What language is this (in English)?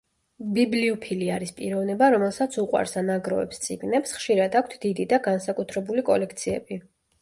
Georgian